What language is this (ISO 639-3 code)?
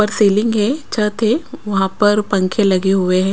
hin